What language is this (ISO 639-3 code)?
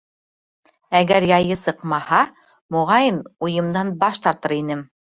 bak